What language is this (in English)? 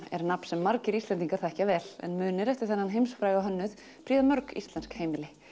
Icelandic